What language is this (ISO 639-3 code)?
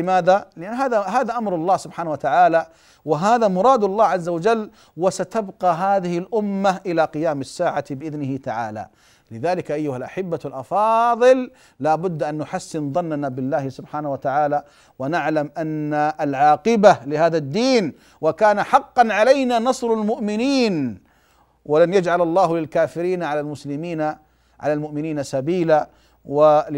ara